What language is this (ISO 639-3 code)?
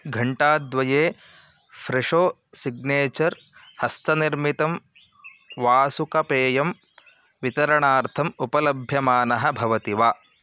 san